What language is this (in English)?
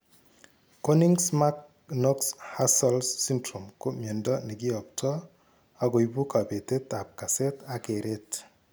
Kalenjin